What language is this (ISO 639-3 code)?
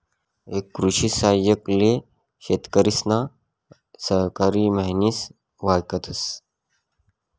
mar